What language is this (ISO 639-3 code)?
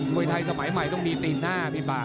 tha